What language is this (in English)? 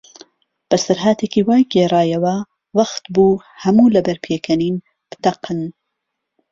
Central Kurdish